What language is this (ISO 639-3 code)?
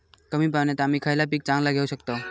mar